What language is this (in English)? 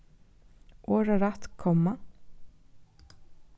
Faroese